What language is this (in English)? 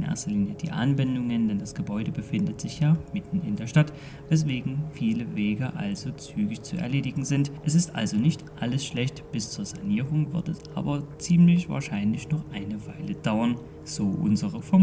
German